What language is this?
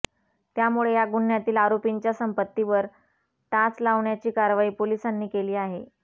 Marathi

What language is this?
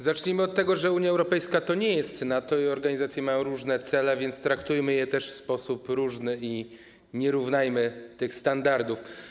Polish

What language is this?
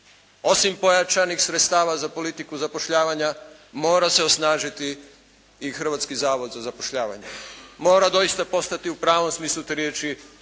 Croatian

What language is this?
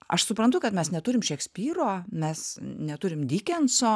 Lithuanian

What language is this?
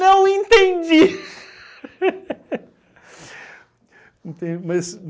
Portuguese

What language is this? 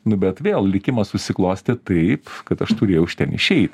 Lithuanian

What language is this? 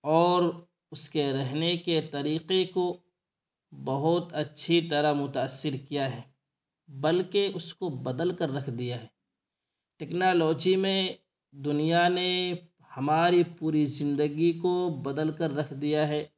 Urdu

